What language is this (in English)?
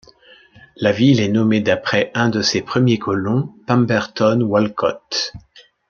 French